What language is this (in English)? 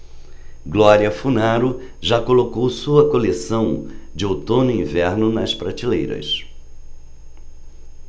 Portuguese